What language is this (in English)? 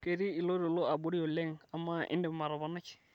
Masai